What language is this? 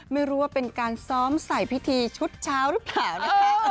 Thai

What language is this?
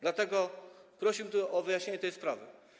Polish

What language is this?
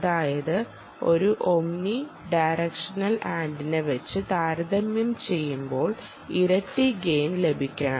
Malayalam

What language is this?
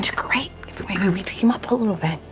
English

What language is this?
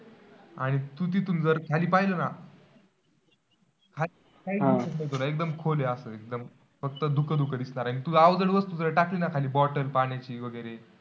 Marathi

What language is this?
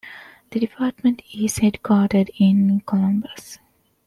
English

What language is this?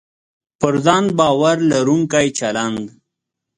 Pashto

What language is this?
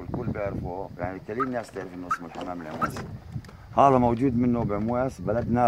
Arabic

